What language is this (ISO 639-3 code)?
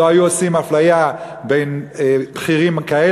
heb